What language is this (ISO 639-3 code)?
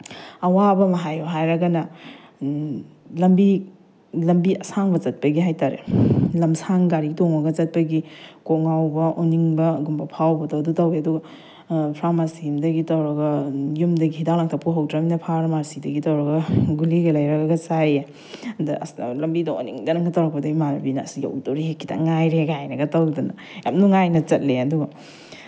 mni